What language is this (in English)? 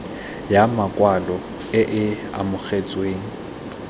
Tswana